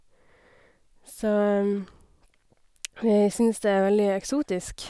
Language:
Norwegian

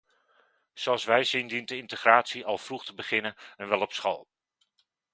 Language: Dutch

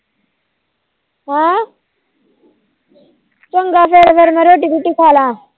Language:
Punjabi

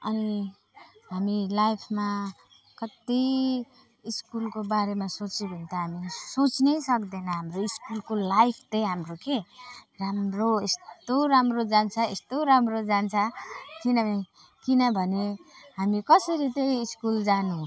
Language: Nepali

